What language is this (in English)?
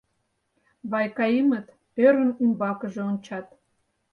Mari